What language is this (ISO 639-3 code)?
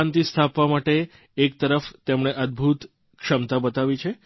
guj